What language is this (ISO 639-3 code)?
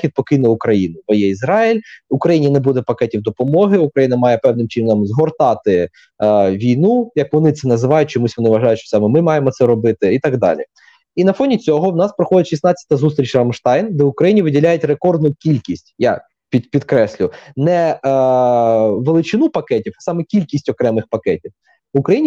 ukr